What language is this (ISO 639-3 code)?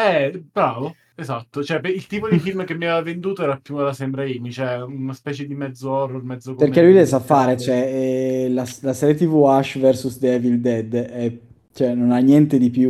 ita